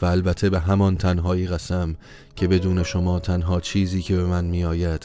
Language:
Persian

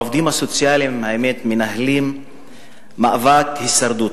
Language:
Hebrew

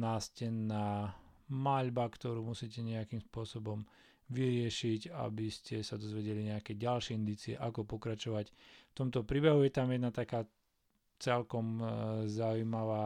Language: Slovak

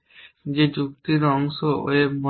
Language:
Bangla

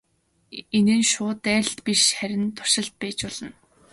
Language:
Mongolian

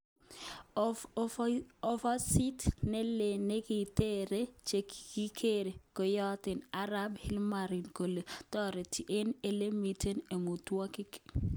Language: Kalenjin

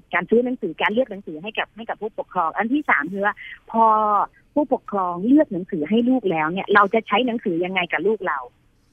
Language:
Thai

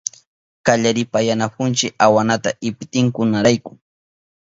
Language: Southern Pastaza Quechua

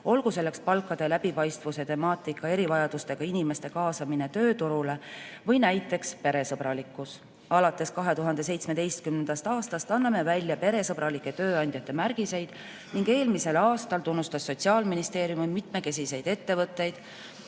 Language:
Estonian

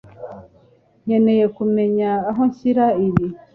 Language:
Kinyarwanda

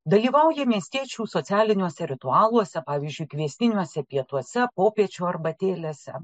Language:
Lithuanian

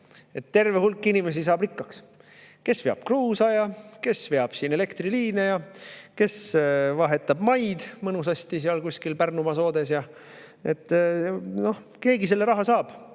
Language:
Estonian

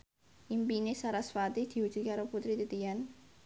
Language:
Javanese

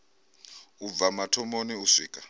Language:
Venda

